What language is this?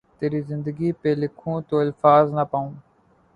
Urdu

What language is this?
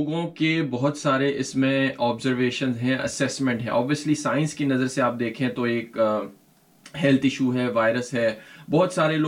Urdu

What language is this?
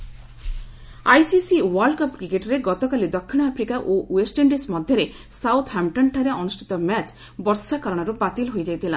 Odia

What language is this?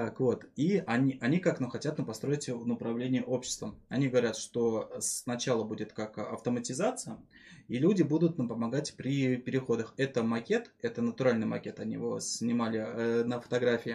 Russian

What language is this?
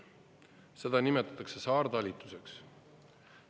Estonian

